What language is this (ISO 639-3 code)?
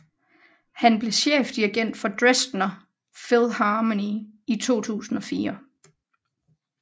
dan